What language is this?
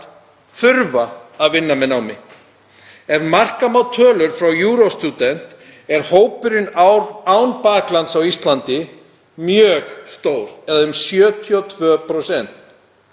Icelandic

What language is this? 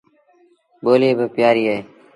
Sindhi Bhil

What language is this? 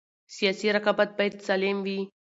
Pashto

